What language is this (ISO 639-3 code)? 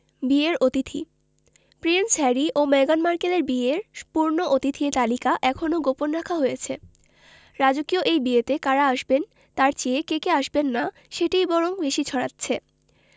ben